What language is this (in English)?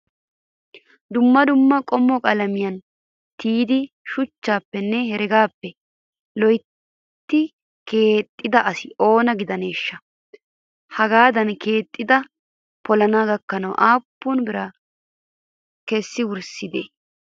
Wolaytta